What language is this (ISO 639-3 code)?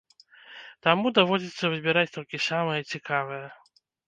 bel